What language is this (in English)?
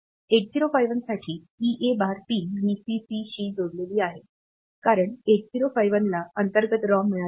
Marathi